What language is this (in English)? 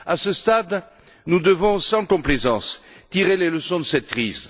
French